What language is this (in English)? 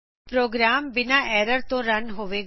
Punjabi